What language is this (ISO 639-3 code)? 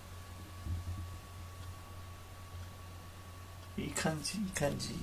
jpn